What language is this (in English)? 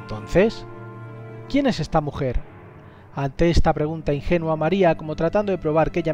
Spanish